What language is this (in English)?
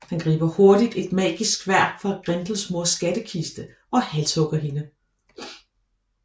Danish